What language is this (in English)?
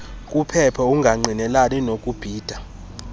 Xhosa